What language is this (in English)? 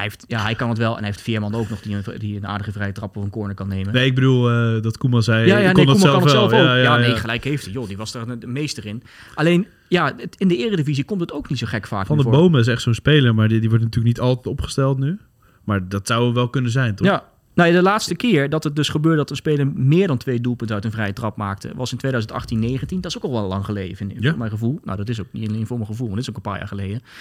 Dutch